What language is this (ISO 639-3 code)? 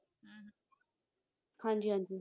pan